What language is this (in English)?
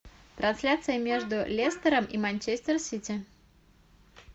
Russian